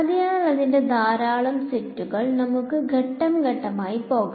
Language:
Malayalam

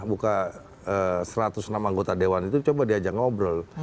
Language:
Indonesian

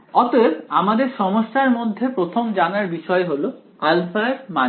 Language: Bangla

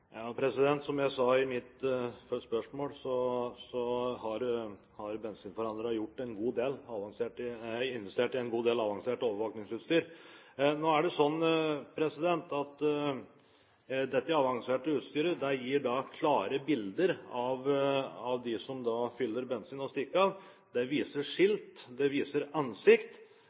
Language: Norwegian Bokmål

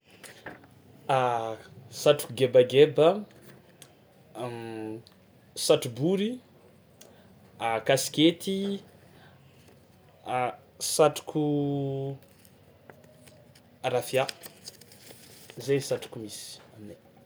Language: Tsimihety Malagasy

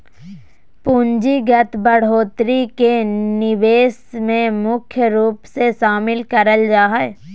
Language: Magahi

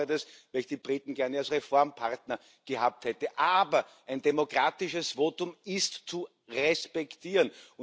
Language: German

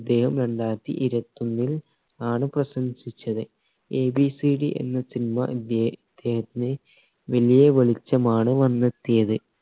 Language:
Malayalam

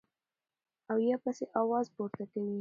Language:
Pashto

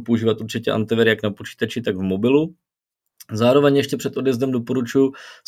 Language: Czech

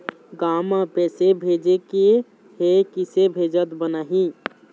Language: Chhattisgarhi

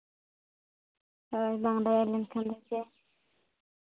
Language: Santali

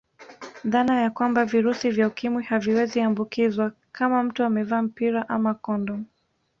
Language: Swahili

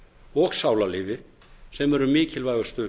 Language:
Icelandic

